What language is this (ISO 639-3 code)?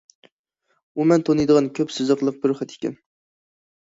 uig